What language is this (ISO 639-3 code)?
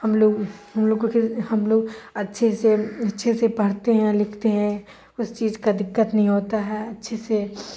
urd